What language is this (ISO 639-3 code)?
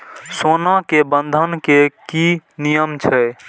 mai